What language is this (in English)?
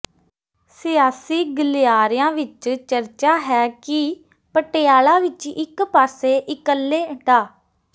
Punjabi